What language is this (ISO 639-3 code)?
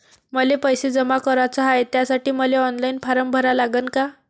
mar